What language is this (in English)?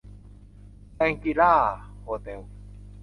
Thai